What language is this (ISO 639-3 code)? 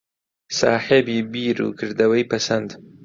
ckb